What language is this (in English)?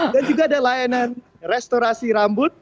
Indonesian